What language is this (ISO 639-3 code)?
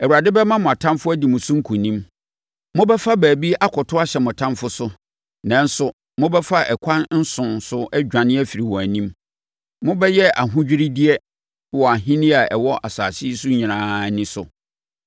aka